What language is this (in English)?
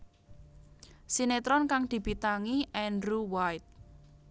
Javanese